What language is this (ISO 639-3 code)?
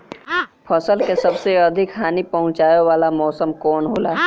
bho